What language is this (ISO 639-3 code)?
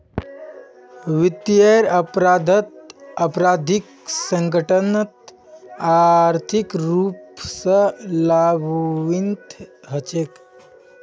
mag